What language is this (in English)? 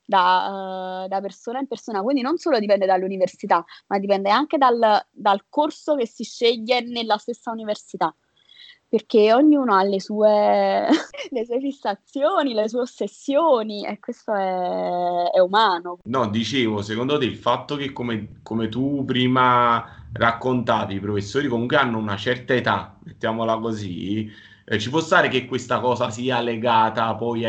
Italian